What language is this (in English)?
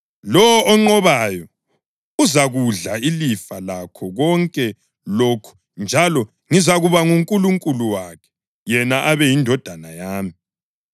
North Ndebele